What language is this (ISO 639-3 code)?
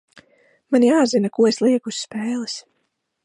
lav